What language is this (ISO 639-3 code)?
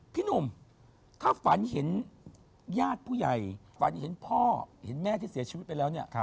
tha